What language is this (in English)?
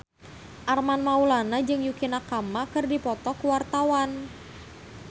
Sundanese